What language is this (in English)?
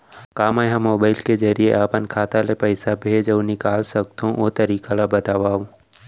Chhattisgarhi